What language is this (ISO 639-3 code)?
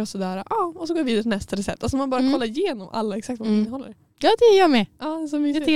swe